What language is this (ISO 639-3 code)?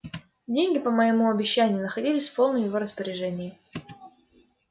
rus